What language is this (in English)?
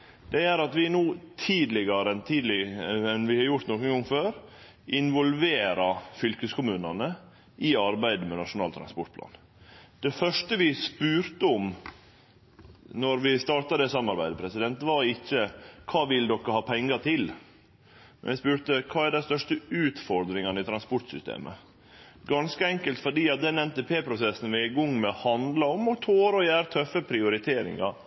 Norwegian Nynorsk